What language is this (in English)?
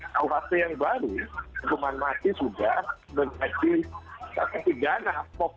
Indonesian